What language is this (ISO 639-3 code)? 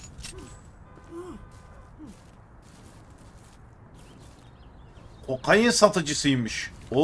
tur